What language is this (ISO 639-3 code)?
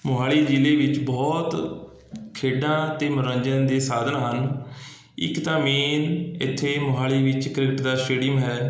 pan